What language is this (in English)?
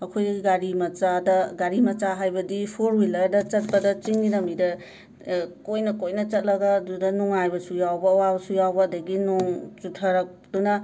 Manipuri